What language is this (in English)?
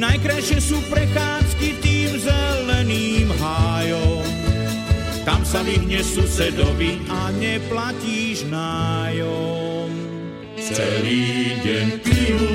Slovak